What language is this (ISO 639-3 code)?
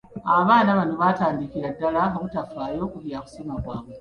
lug